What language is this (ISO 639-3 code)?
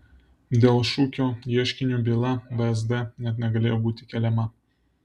lit